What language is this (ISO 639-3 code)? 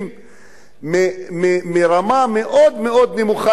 heb